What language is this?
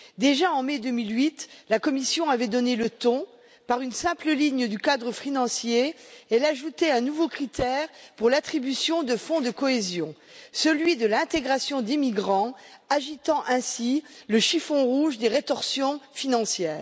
French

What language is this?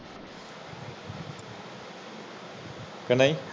Punjabi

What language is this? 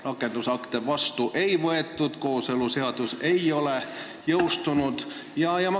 Estonian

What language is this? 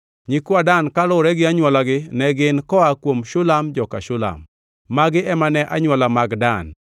Luo (Kenya and Tanzania)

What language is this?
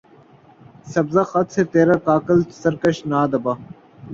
Urdu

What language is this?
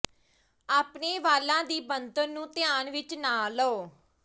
Punjabi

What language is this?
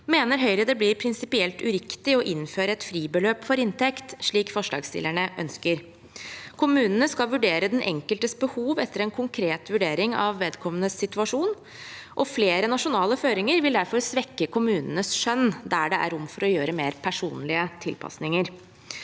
Norwegian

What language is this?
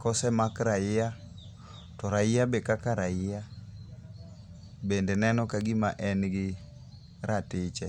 Luo (Kenya and Tanzania)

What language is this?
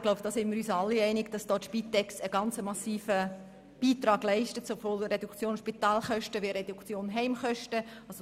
Swiss German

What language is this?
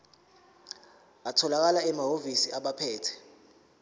Zulu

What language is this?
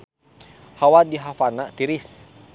Sundanese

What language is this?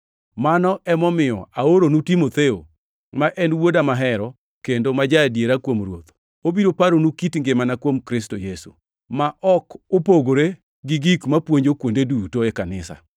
Luo (Kenya and Tanzania)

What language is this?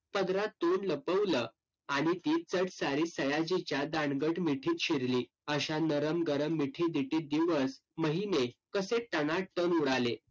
Marathi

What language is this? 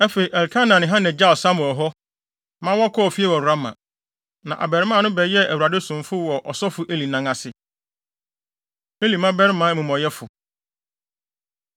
Akan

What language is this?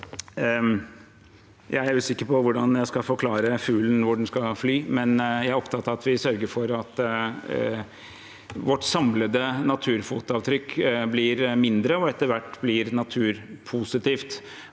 Norwegian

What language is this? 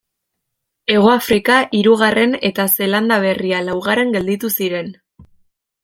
Basque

